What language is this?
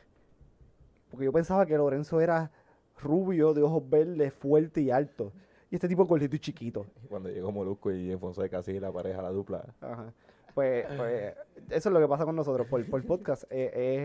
Spanish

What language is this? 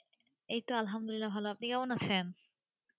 Bangla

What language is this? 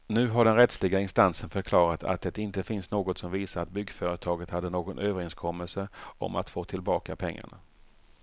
Swedish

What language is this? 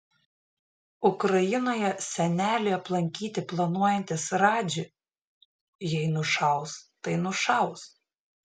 Lithuanian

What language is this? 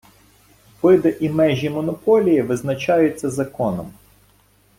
Ukrainian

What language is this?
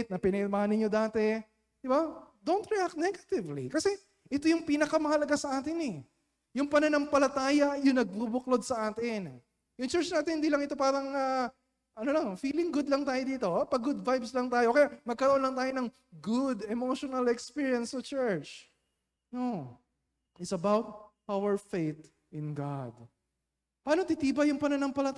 Filipino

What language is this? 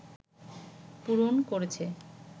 Bangla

